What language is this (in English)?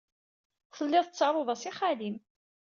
Kabyle